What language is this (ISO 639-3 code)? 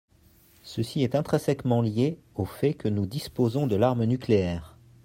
fra